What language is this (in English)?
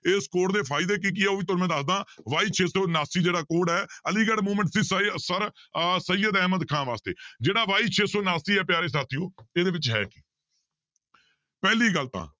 Punjabi